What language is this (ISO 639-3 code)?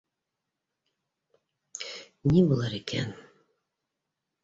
bak